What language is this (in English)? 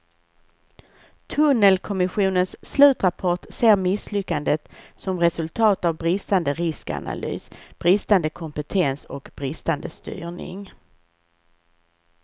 Swedish